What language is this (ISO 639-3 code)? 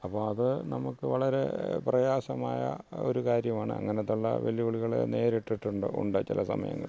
mal